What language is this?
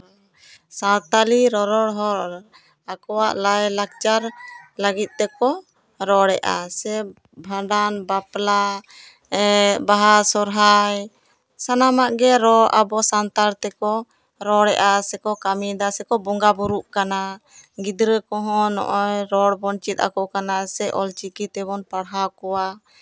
Santali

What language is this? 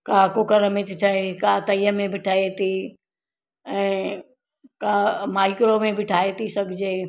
Sindhi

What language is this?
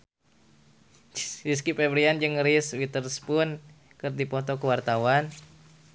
Sundanese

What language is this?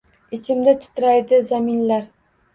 Uzbek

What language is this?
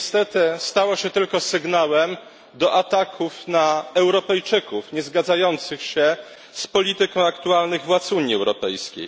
Polish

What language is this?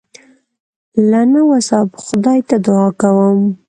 Pashto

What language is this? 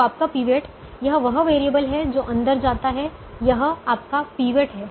Hindi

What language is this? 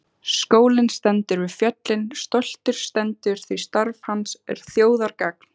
Icelandic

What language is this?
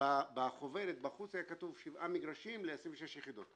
Hebrew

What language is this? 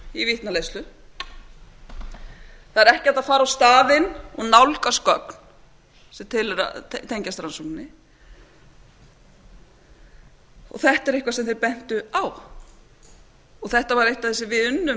Icelandic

